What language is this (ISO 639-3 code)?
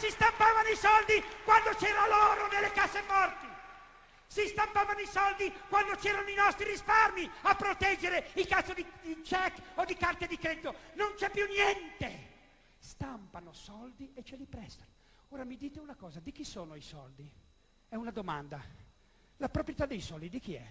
ita